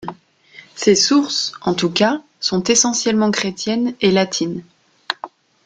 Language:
French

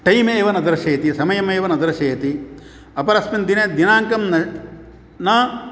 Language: Sanskrit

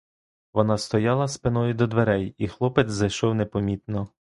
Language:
Ukrainian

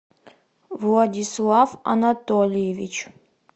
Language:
Russian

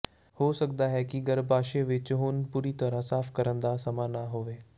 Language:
Punjabi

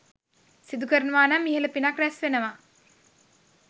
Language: Sinhala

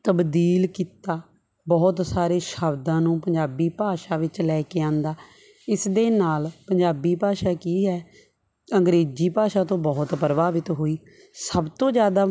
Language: Punjabi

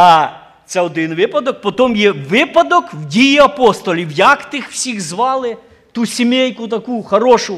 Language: Ukrainian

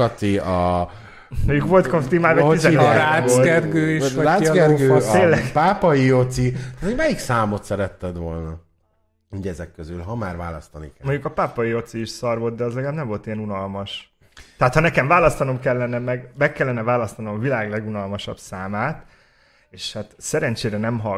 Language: Hungarian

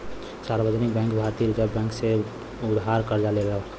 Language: Bhojpuri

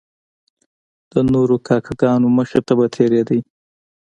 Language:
Pashto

